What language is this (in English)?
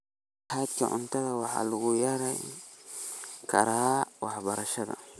Somali